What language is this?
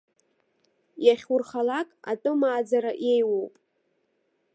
Abkhazian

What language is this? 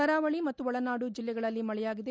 Kannada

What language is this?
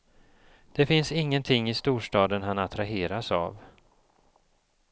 Swedish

